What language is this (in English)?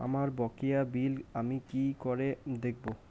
Bangla